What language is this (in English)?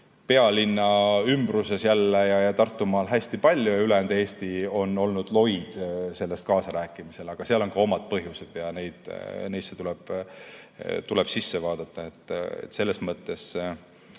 Estonian